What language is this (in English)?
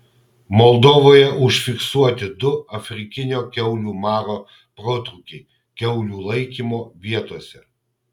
Lithuanian